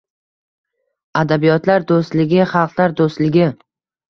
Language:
Uzbek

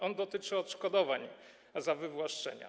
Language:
Polish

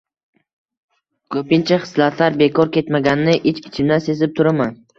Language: Uzbek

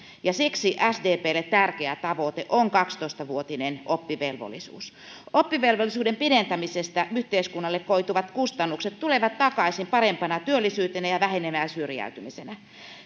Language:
Finnish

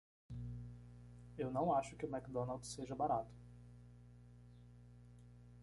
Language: Portuguese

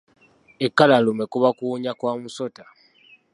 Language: Ganda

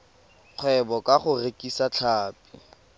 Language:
Tswana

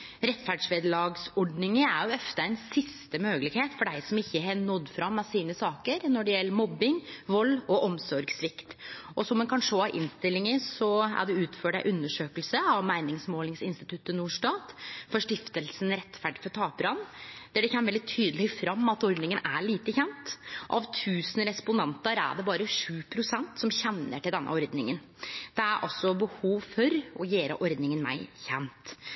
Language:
Norwegian Nynorsk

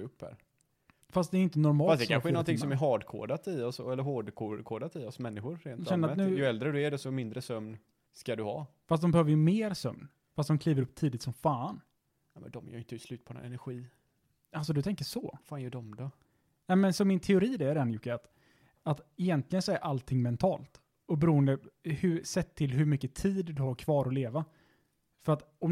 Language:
Swedish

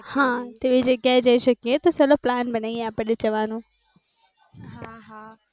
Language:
Gujarati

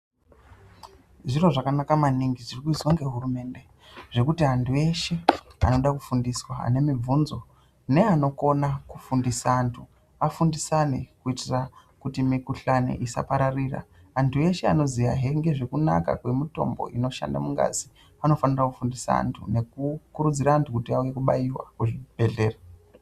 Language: Ndau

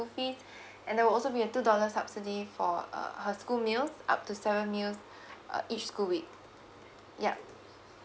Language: English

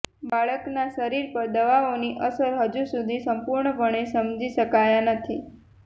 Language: Gujarati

